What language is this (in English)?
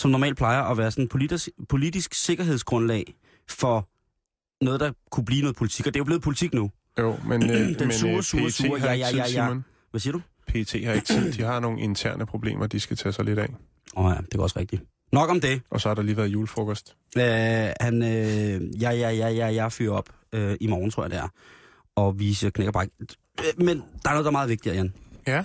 Danish